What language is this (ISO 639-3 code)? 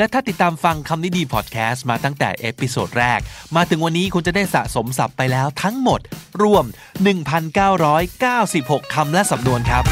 tha